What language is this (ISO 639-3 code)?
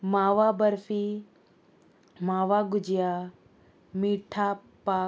kok